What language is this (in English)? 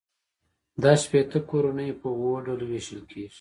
Pashto